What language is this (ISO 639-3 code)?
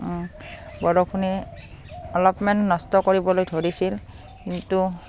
asm